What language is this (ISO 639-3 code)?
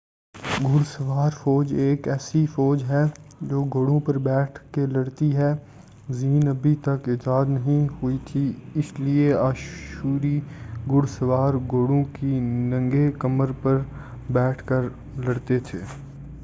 urd